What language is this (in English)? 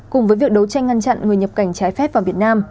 Vietnamese